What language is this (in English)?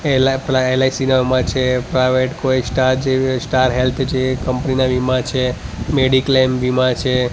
Gujarati